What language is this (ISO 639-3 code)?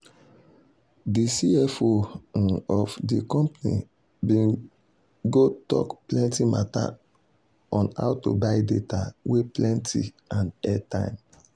pcm